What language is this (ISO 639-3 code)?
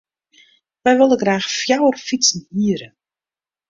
fry